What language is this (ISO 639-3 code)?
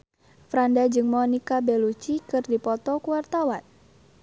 sun